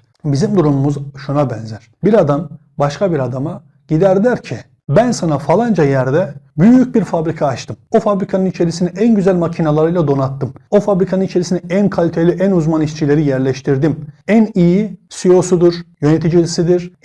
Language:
Turkish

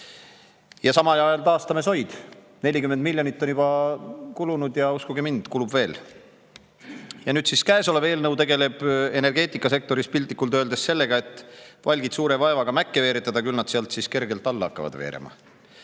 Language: Estonian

